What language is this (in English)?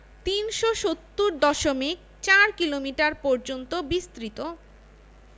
Bangla